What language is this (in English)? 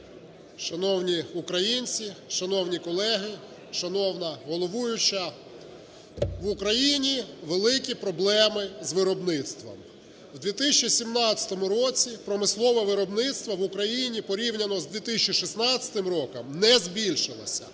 Ukrainian